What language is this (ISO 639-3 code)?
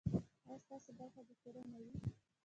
pus